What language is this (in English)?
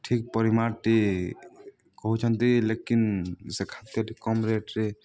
Odia